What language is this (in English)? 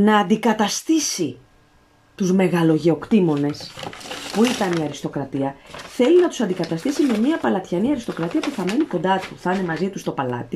Greek